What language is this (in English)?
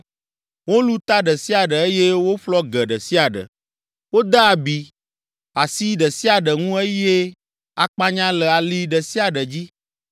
Ewe